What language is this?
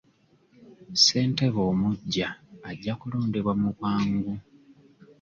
Ganda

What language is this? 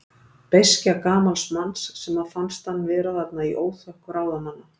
Icelandic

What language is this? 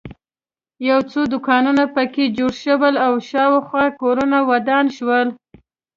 Pashto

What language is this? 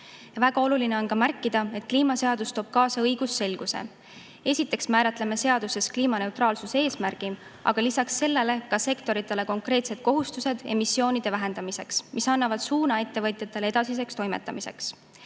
Estonian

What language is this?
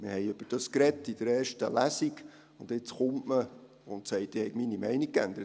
Swiss German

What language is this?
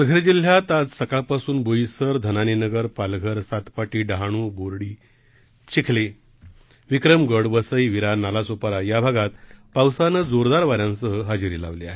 Marathi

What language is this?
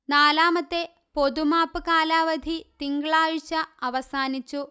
Malayalam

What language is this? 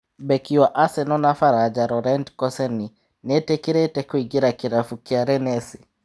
Kikuyu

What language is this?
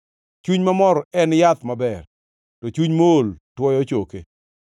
Luo (Kenya and Tanzania)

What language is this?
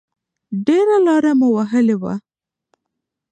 Pashto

